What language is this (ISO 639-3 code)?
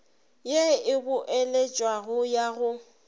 nso